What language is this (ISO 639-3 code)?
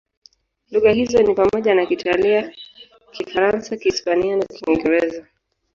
swa